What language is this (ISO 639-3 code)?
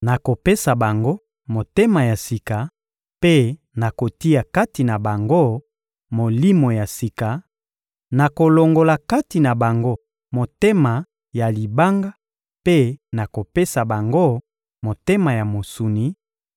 lin